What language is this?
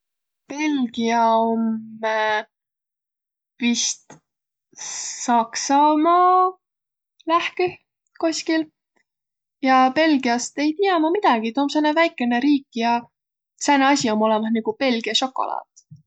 Võro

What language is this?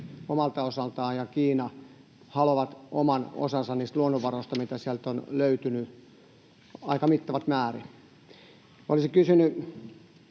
Finnish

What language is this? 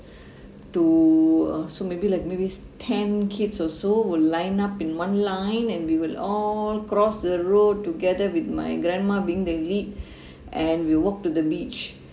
English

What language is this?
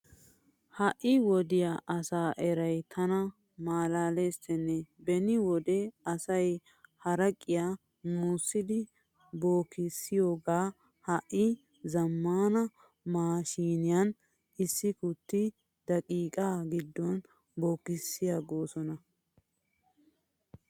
Wolaytta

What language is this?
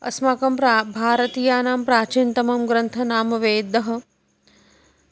Sanskrit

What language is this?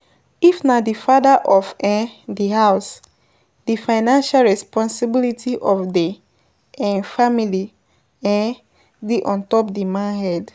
Nigerian Pidgin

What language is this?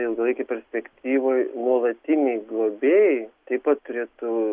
Lithuanian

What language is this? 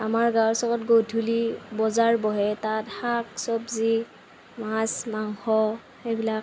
Assamese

